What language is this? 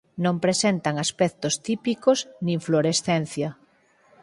Galician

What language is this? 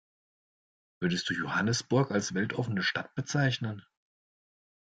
German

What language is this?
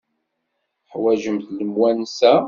Kabyle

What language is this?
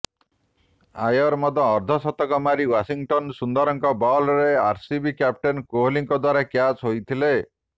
Odia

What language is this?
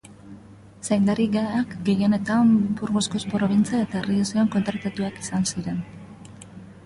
Basque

